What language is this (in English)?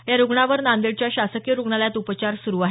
Marathi